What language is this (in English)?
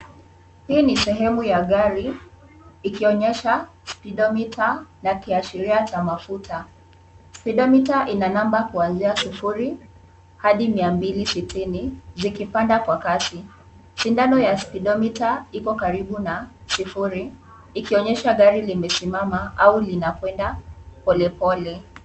Swahili